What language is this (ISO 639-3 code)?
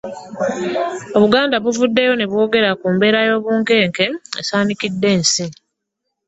lug